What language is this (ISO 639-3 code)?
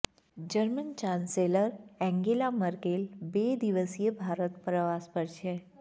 guj